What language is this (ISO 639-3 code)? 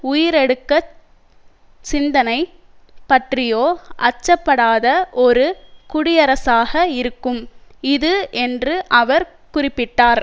tam